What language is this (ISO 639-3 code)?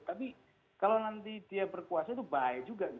ind